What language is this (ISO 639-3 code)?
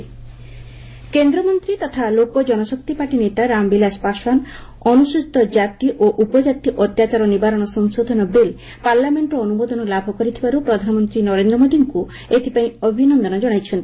ori